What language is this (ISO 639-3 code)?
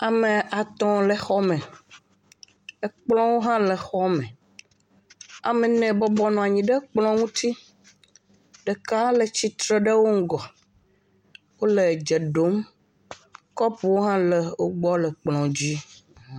ewe